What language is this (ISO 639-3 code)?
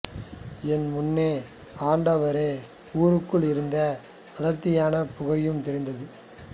tam